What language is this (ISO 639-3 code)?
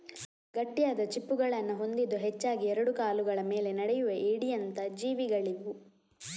kan